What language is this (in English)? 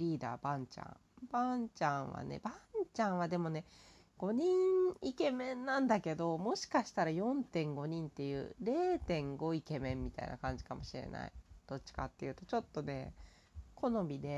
Japanese